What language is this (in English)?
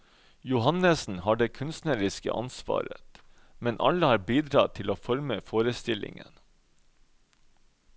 Norwegian